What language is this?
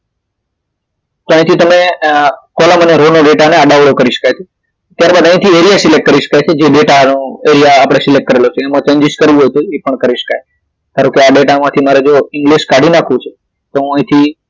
Gujarati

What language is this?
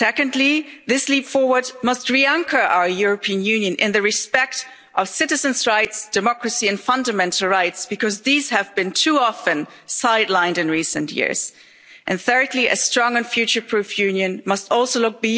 English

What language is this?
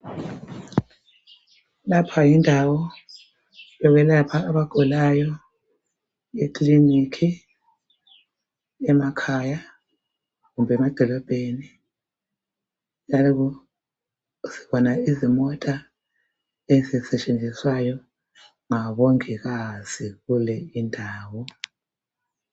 North Ndebele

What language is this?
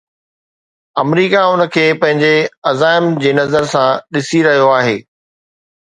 Sindhi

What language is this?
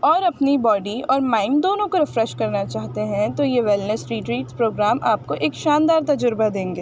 Urdu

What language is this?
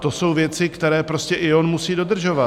Czech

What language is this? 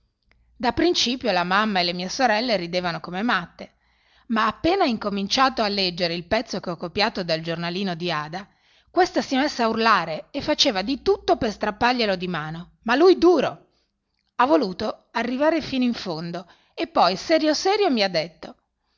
Italian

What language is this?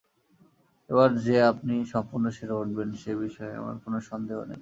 Bangla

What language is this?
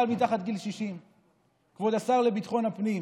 Hebrew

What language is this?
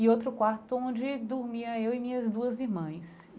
Portuguese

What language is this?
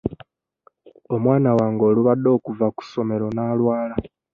Ganda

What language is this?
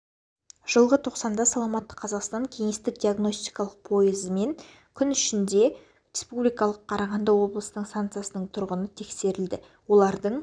Kazakh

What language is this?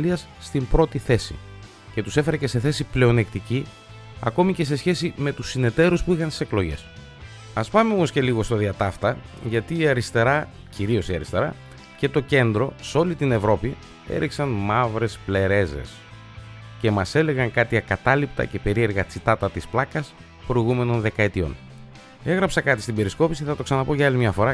Greek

